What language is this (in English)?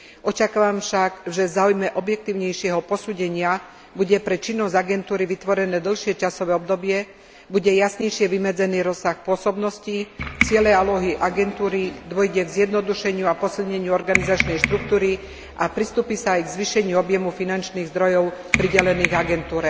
Slovak